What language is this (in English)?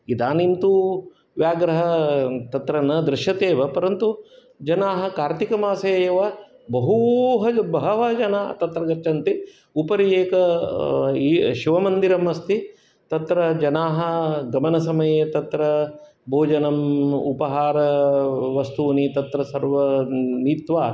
Sanskrit